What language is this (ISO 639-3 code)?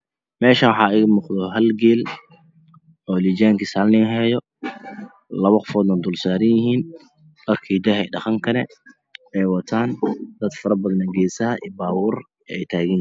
som